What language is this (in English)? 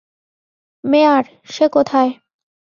Bangla